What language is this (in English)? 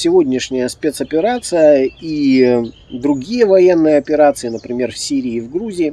Russian